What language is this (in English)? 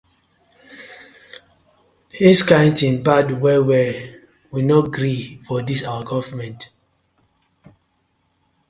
Nigerian Pidgin